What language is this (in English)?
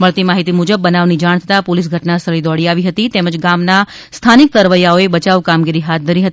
Gujarati